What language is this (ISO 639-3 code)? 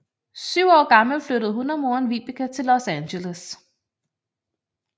dan